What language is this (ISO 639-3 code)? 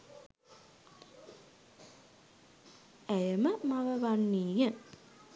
sin